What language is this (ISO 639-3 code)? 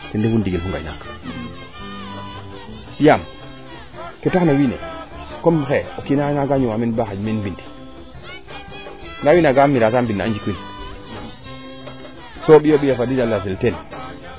srr